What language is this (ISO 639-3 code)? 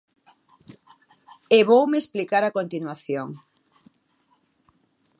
glg